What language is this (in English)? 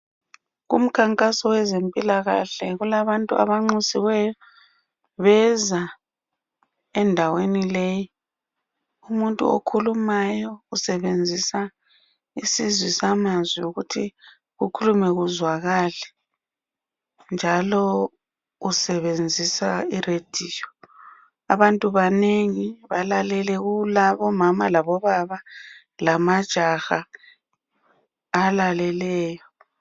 North Ndebele